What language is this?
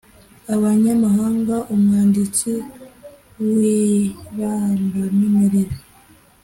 Kinyarwanda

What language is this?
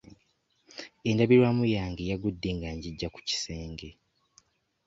Ganda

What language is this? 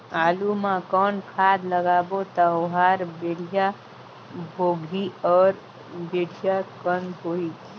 Chhattisgarhi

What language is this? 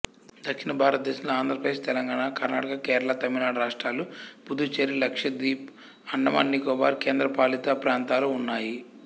Telugu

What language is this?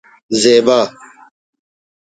Brahui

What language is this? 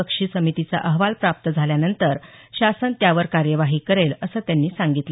Marathi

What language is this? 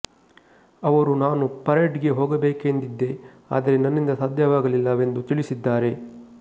Kannada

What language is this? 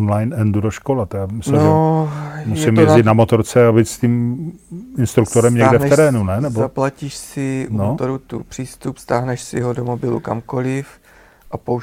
Czech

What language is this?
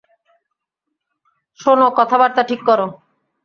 Bangla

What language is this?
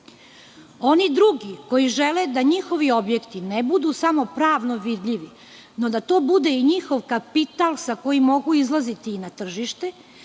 Serbian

